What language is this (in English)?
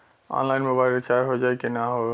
Bhojpuri